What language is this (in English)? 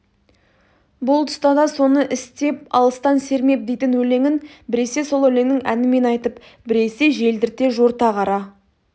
Kazakh